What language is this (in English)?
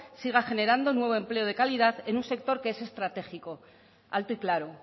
Spanish